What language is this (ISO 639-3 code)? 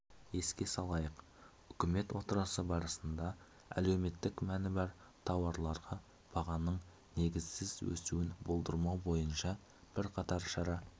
kaz